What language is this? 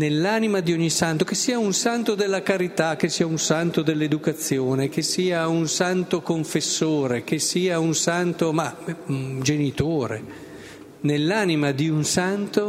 Italian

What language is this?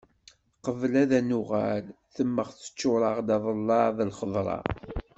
Kabyle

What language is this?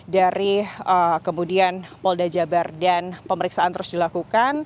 Indonesian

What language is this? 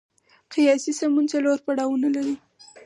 Pashto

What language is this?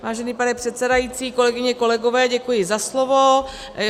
Czech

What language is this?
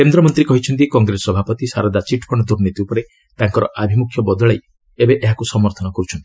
Odia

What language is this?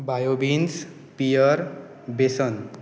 Konkani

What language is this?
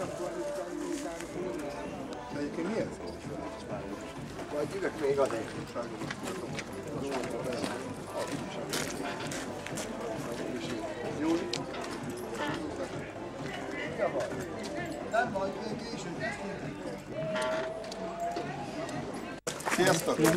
Hungarian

